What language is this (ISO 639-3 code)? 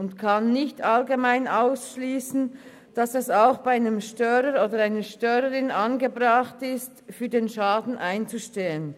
gsw